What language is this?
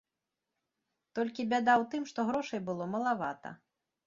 Belarusian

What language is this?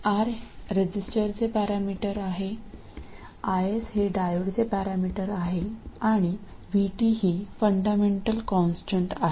Marathi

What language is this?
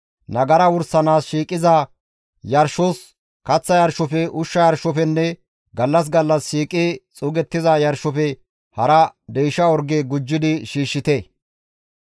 Gamo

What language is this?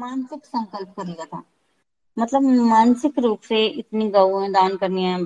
Hindi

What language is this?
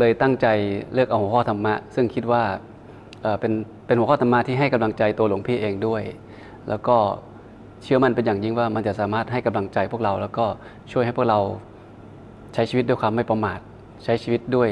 Thai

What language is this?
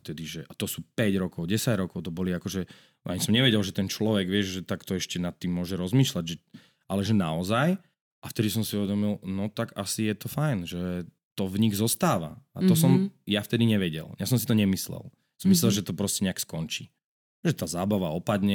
Slovak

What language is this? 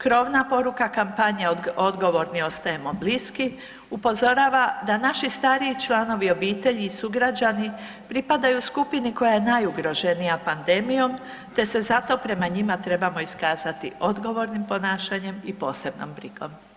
Croatian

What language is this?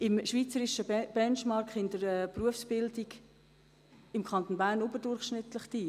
Swiss German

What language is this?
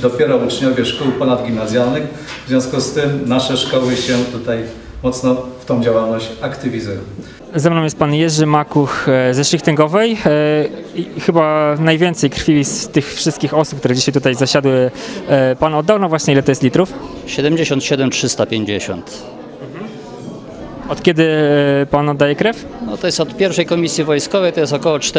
Polish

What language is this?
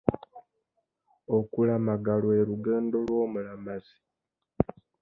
Ganda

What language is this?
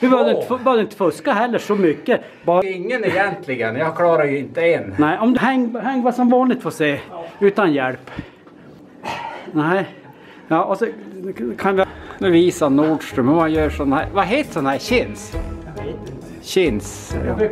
Swedish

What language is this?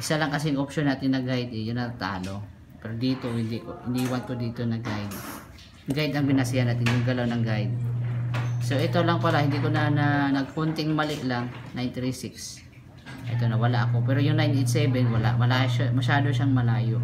Filipino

